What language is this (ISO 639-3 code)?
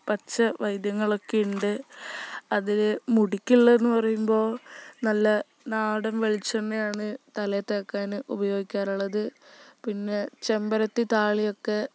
mal